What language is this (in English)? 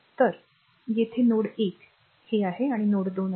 Marathi